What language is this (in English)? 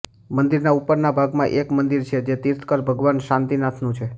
Gujarati